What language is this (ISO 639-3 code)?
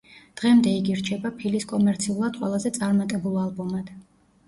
kat